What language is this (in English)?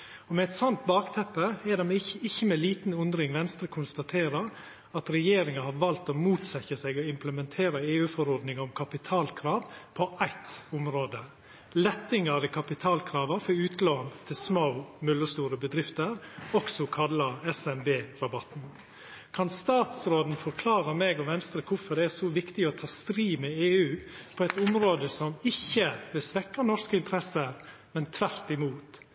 Norwegian Nynorsk